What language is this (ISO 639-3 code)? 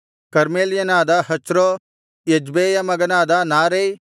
kan